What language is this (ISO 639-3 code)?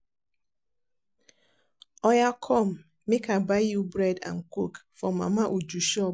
pcm